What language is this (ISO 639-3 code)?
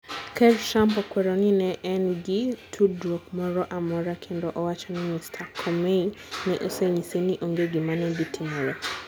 luo